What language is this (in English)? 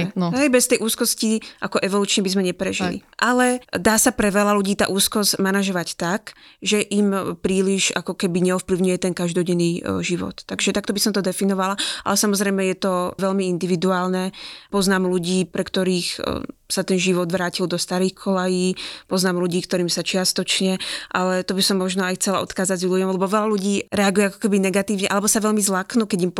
Slovak